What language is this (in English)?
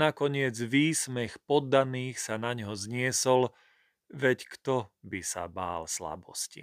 Slovak